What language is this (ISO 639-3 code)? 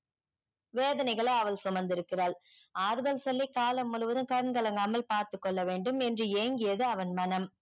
tam